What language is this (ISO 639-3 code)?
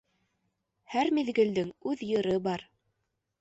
bak